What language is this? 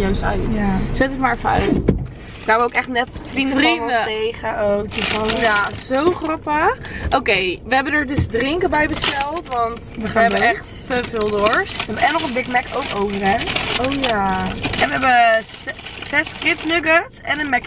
Dutch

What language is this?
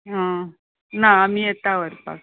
Konkani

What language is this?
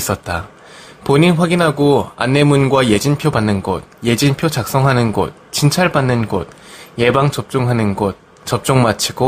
Korean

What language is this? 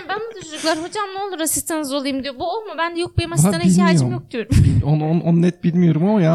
Turkish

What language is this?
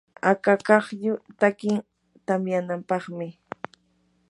Yanahuanca Pasco Quechua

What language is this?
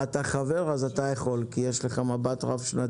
Hebrew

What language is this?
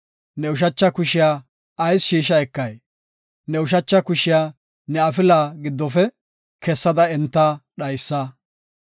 Gofa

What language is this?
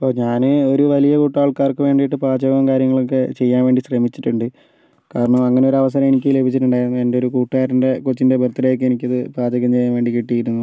Malayalam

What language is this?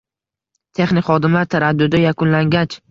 Uzbek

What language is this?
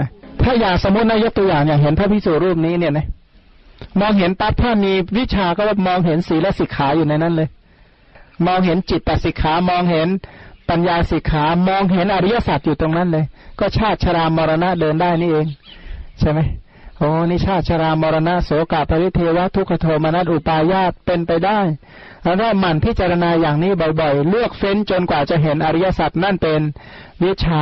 Thai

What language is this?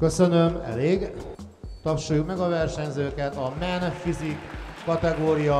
Hungarian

